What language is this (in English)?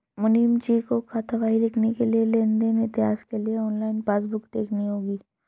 Hindi